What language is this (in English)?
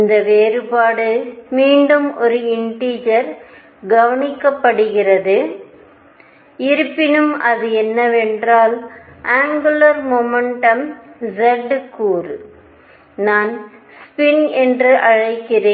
Tamil